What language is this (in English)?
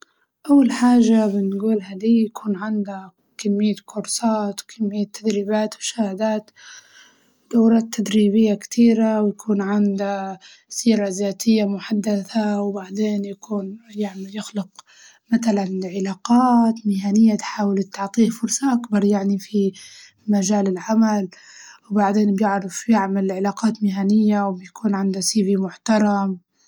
Libyan Arabic